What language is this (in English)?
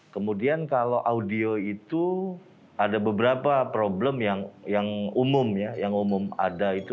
Indonesian